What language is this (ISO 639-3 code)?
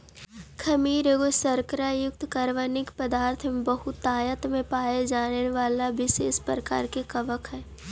mag